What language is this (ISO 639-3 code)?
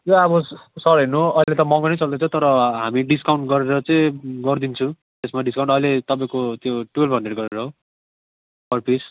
nep